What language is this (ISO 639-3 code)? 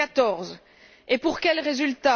fra